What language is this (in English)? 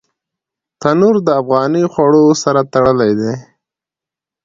Pashto